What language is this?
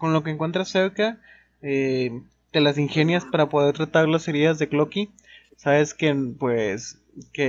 Spanish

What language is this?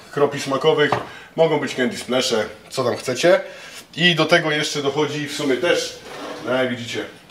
Polish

